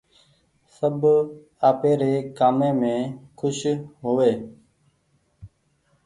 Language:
Goaria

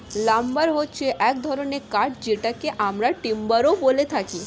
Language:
Bangla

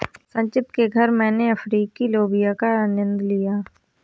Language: Hindi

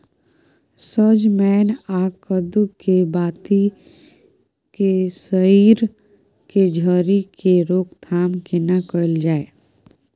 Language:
Maithili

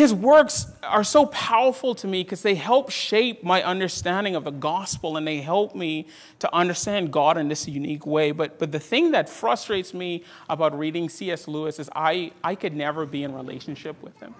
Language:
English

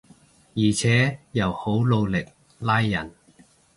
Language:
Cantonese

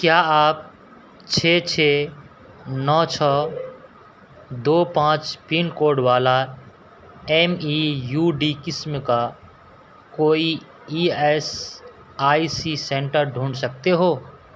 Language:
Urdu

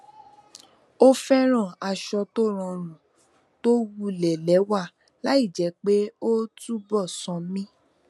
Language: Yoruba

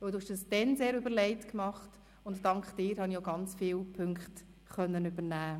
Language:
Swiss German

